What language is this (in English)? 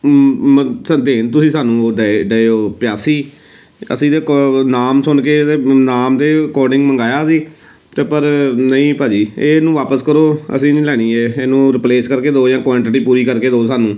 Punjabi